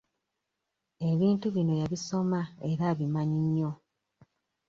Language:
Ganda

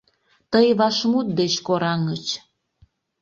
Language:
Mari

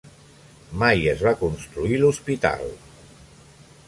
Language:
Catalan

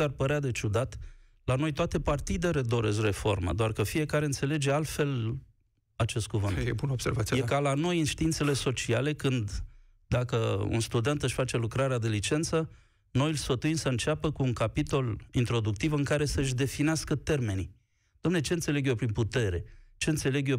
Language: Romanian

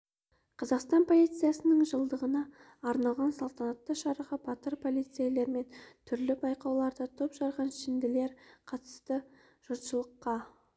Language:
Kazakh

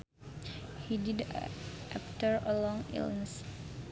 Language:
Sundanese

